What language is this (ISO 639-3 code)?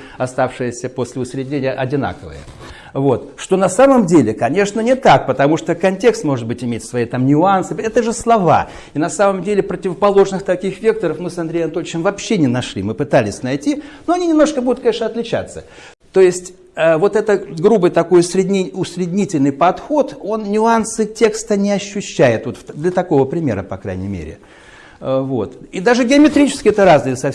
rus